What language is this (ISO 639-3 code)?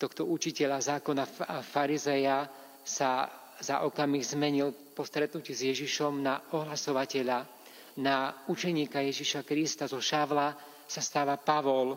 slk